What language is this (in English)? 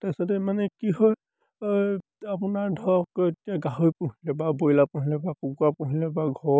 Assamese